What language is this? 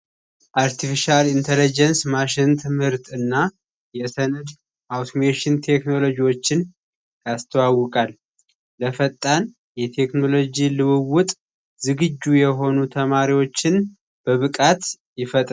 Amharic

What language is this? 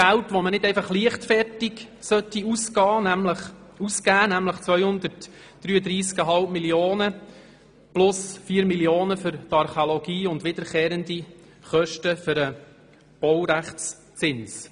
Swiss German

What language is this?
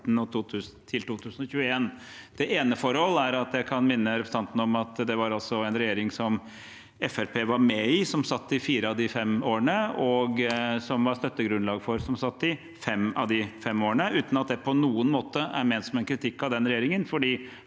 Norwegian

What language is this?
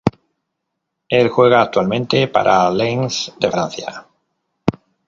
Spanish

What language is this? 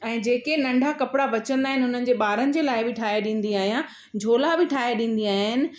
Sindhi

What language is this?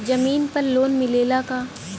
Bhojpuri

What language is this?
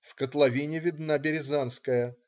Russian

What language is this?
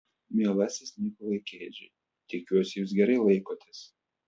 Lithuanian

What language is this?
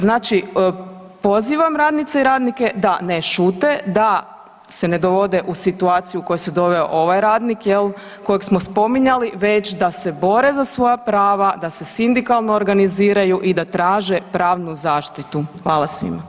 Croatian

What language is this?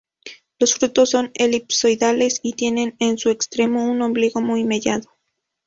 Spanish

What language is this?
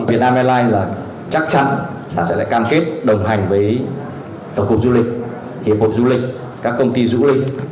Vietnamese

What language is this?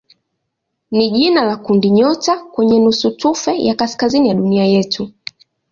Swahili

